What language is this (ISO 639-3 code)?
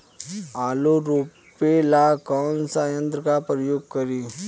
bho